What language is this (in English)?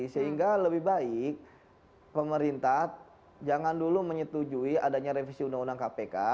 Indonesian